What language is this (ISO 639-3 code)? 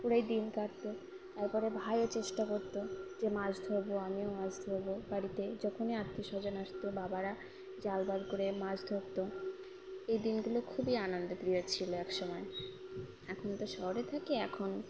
ben